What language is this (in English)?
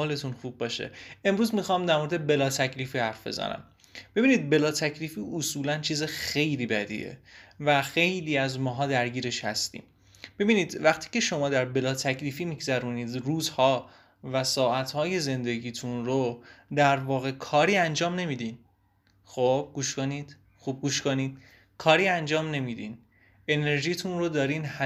Persian